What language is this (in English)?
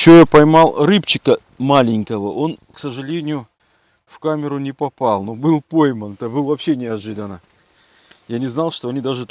Russian